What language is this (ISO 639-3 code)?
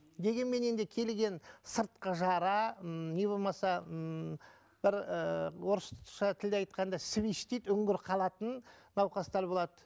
kaz